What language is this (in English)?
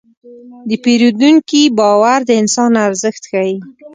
Pashto